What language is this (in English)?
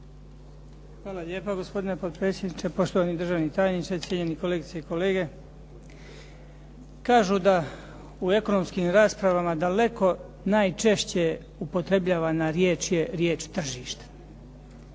Croatian